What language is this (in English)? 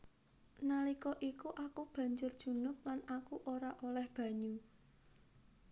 Javanese